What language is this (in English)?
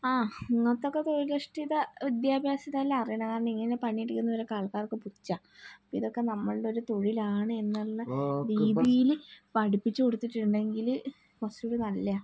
Malayalam